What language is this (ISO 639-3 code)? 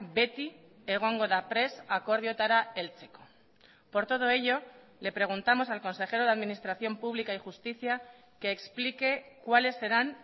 spa